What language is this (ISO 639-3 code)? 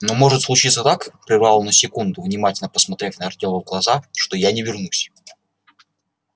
rus